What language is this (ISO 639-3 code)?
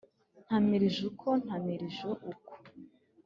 kin